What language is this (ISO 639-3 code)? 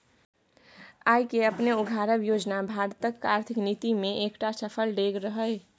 mai